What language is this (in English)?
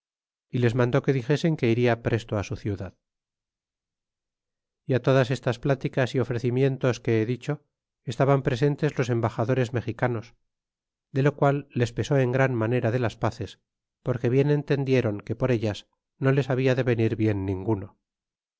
Spanish